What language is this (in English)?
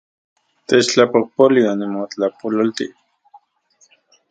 Central Puebla Nahuatl